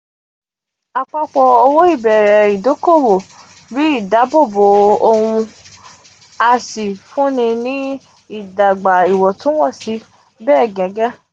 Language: Yoruba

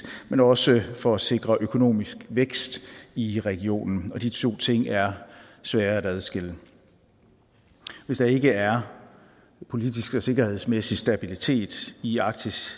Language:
Danish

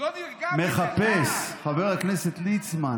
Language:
Hebrew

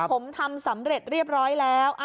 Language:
Thai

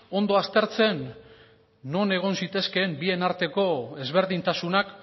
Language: Basque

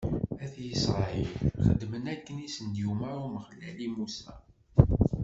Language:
Kabyle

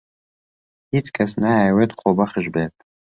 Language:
Central Kurdish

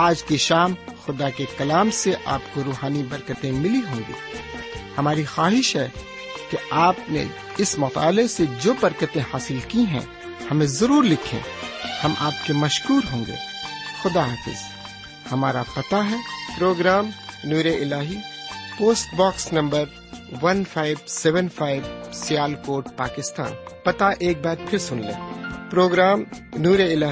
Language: Urdu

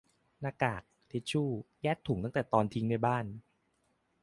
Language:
Thai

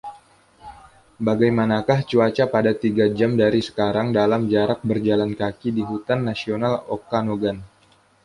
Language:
Indonesian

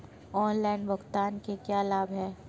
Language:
Hindi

